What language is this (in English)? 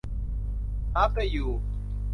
Thai